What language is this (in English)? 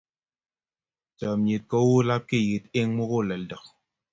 Kalenjin